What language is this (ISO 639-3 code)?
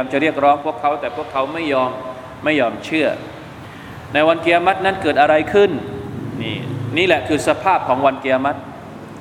tha